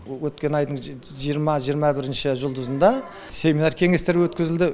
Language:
Kazakh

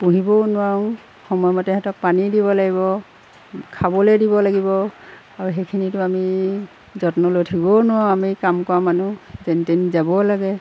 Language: Assamese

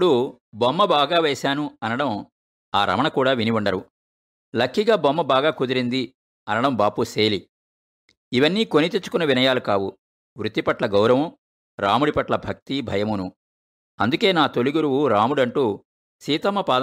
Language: Telugu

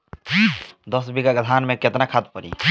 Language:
Bhojpuri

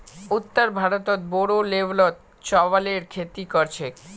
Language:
Magahi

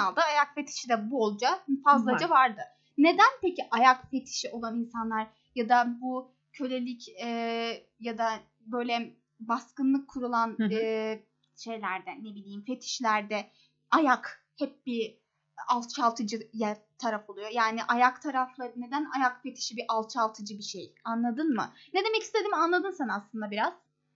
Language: Turkish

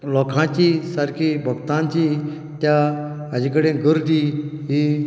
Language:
Konkani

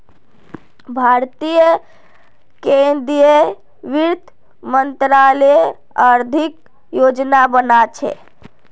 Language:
Magahi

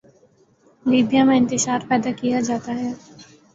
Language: Urdu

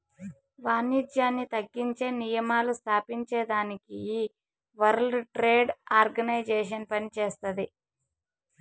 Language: Telugu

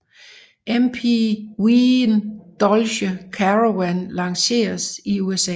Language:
Danish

